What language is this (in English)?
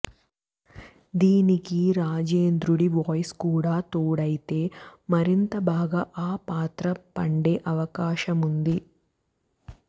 Telugu